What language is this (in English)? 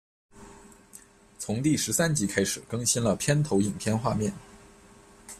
Chinese